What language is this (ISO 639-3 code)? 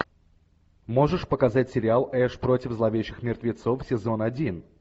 rus